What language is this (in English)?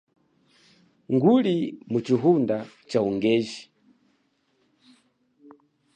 Chokwe